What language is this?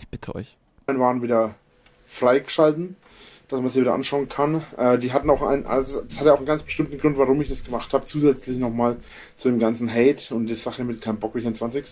German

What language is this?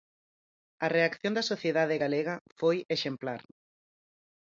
Galician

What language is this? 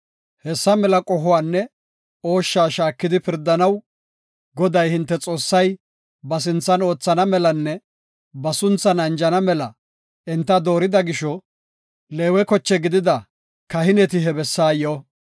Gofa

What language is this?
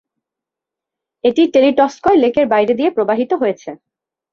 Bangla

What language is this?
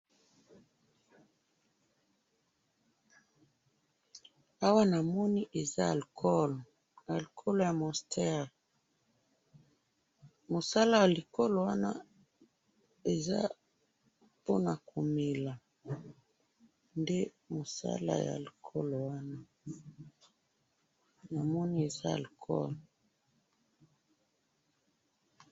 Lingala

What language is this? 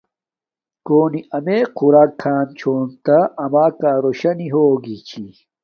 Domaaki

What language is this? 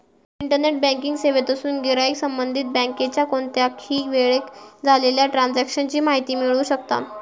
Marathi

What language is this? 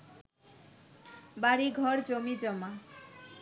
Bangla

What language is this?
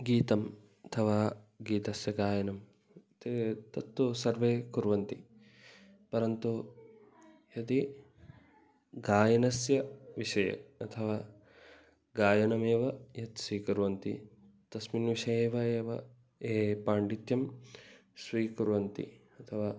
Sanskrit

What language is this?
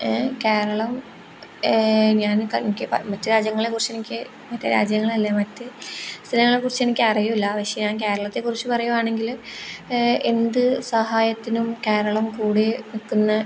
Malayalam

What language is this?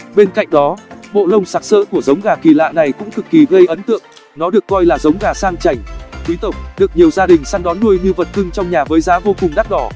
Vietnamese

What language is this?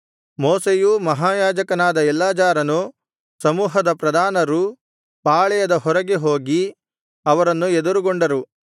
Kannada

